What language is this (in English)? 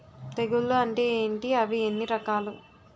Telugu